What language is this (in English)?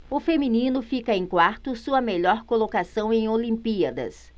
Portuguese